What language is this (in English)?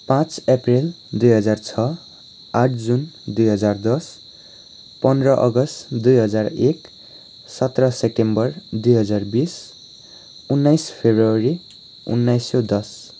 Nepali